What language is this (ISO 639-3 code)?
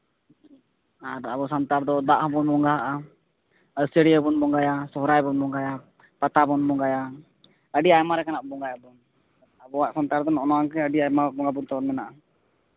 sat